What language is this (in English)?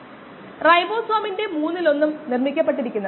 Malayalam